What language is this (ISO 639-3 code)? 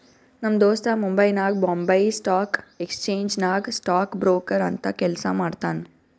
kan